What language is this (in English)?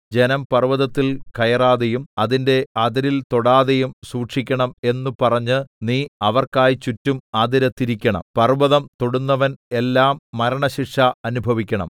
Malayalam